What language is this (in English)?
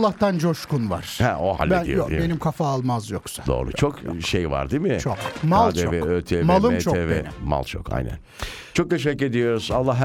Turkish